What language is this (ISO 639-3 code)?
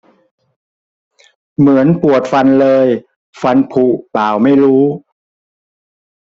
tha